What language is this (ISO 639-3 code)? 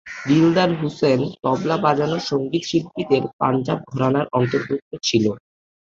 ben